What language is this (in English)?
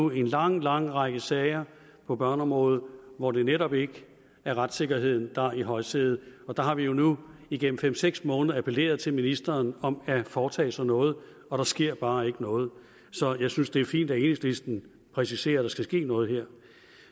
Danish